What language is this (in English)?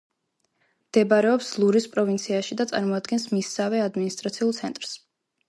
Georgian